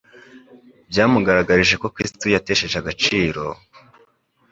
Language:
Kinyarwanda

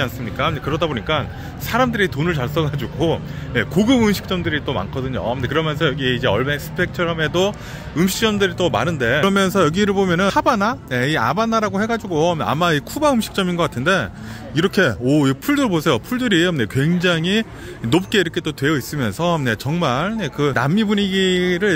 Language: Korean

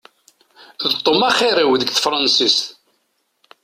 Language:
Kabyle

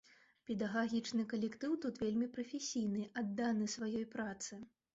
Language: Belarusian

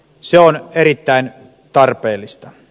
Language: Finnish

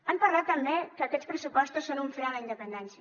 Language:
Catalan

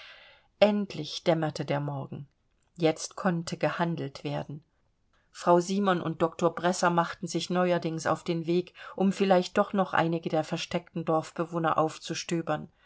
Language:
German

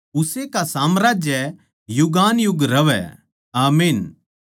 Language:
Haryanvi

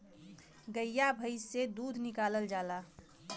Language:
Bhojpuri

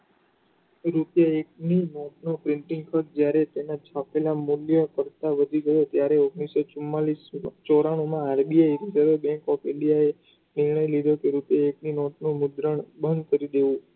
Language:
Gujarati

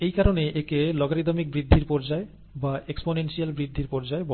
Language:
Bangla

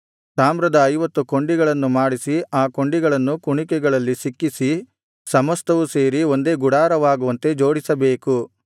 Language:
Kannada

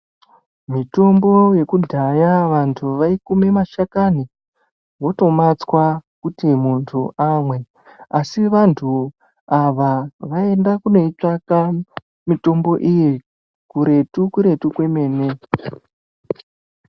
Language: Ndau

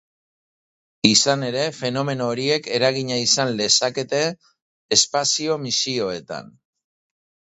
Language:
Basque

